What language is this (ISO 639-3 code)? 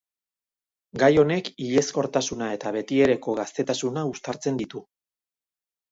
eus